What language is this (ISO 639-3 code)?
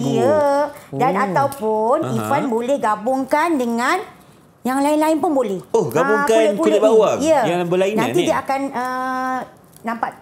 msa